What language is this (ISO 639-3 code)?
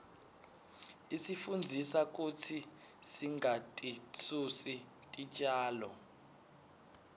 ssw